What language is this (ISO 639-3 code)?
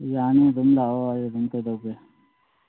mni